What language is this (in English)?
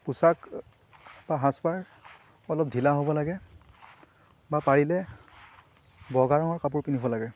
Assamese